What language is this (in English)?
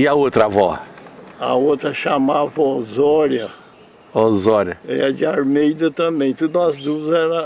Portuguese